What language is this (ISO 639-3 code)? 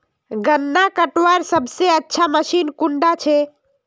mag